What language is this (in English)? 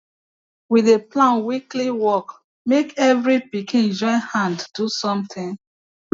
Nigerian Pidgin